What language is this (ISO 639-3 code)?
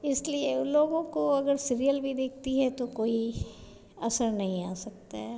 hin